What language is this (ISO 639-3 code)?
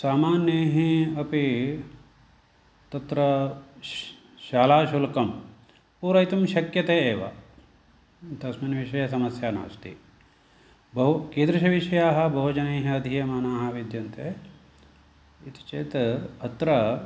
san